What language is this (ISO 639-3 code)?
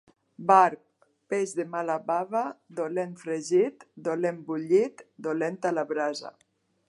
cat